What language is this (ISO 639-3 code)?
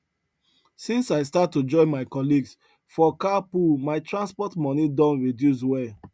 pcm